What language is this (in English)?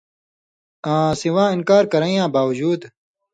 Indus Kohistani